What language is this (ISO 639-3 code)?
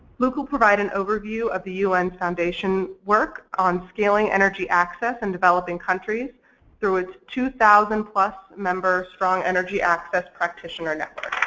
eng